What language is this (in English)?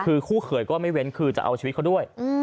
Thai